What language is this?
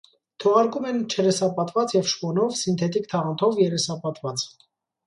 Armenian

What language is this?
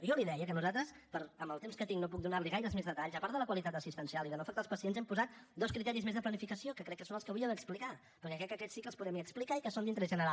Catalan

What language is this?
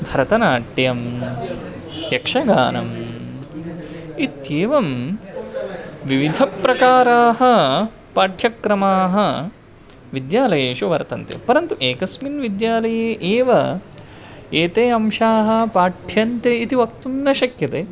Sanskrit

